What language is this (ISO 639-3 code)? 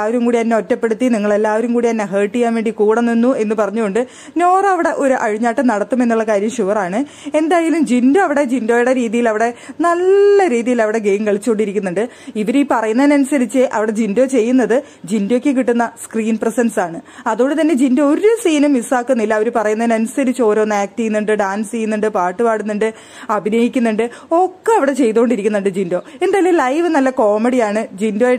mal